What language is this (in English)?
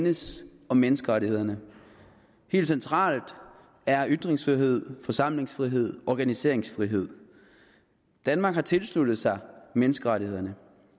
Danish